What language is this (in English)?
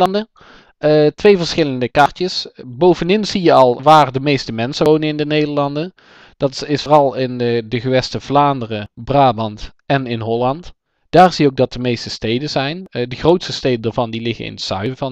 Dutch